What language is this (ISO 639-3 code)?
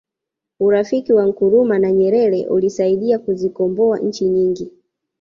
swa